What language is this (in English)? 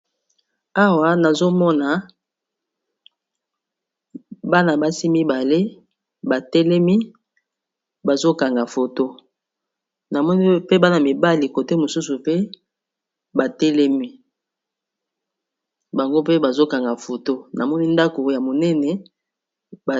Lingala